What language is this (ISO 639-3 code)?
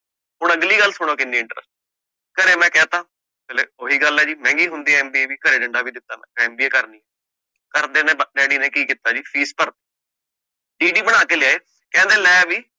pan